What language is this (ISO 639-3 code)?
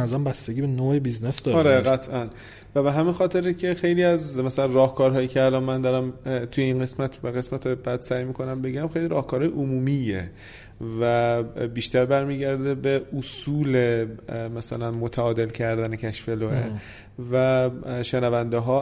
fas